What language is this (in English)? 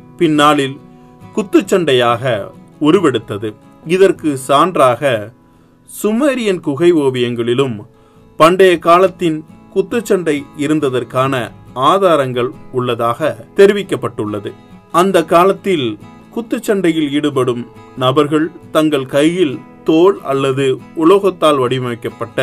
Tamil